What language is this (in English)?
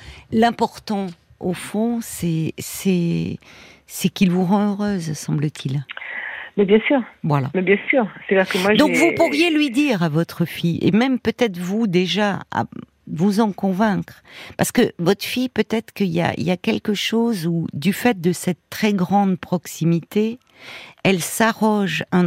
French